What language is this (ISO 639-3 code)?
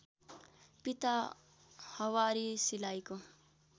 nep